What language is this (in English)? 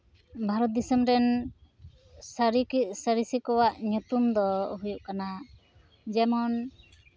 Santali